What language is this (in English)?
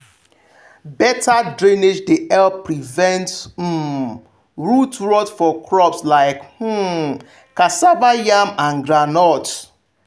Nigerian Pidgin